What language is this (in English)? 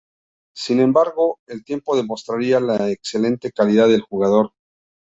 Spanish